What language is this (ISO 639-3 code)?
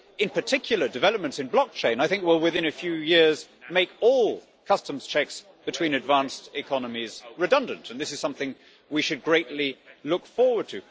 eng